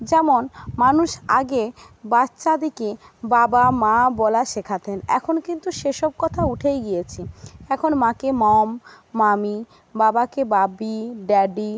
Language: Bangla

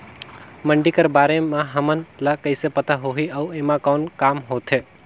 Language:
Chhattisgarhi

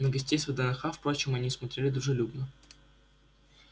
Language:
Russian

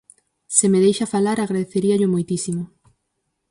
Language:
Galician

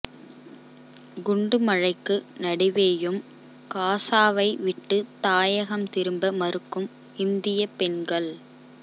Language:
Tamil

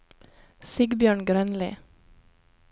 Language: Norwegian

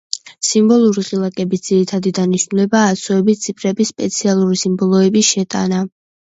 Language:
Georgian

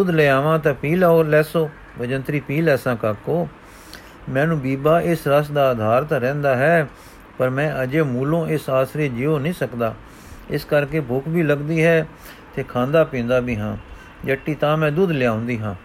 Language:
Punjabi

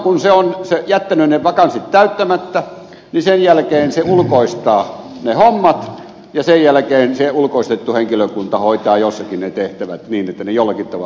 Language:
Finnish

